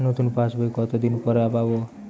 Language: Bangla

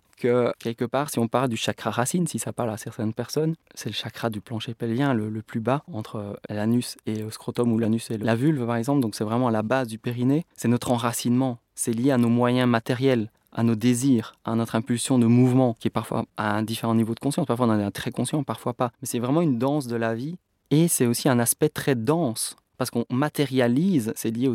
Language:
French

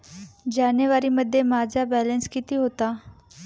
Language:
Marathi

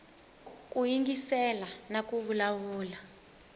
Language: Tsonga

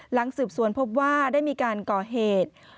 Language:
Thai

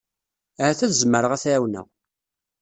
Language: Kabyle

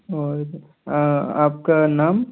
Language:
Hindi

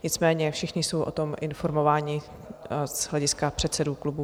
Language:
Czech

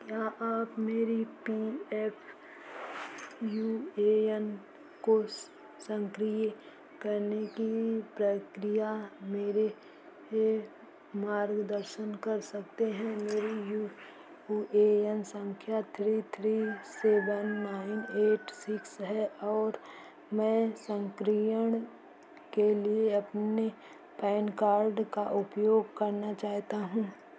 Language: Hindi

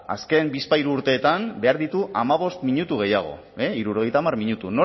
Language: Basque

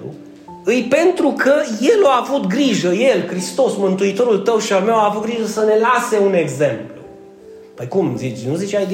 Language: Romanian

